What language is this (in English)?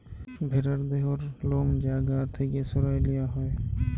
Bangla